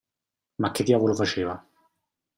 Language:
Italian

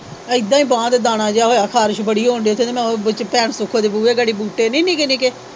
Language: Punjabi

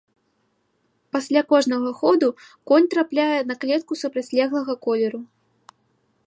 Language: Belarusian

